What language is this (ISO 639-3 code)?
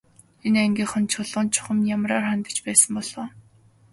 mon